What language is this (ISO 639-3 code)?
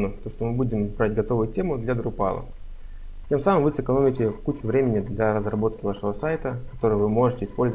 rus